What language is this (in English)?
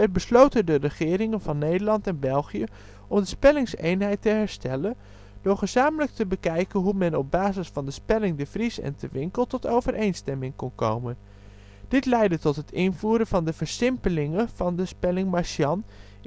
Dutch